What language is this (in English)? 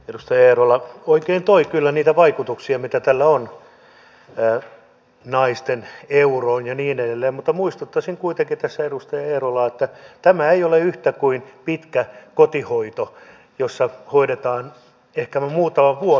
Finnish